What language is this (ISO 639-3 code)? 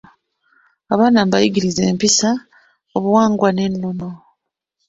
lug